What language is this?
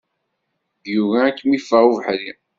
Kabyle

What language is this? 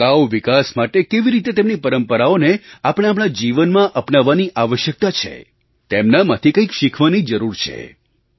Gujarati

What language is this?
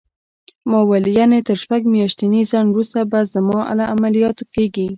Pashto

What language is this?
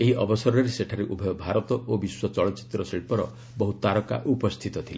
Odia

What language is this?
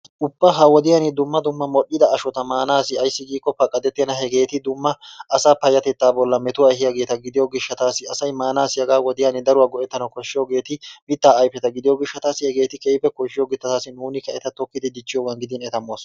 Wolaytta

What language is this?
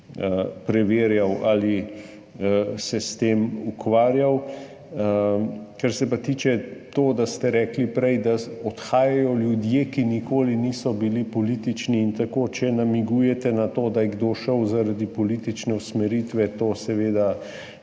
Slovenian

